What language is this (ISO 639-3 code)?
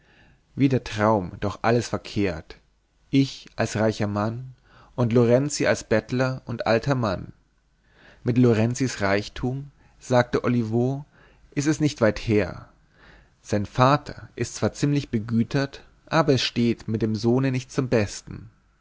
deu